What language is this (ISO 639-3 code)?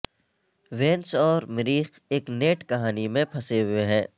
urd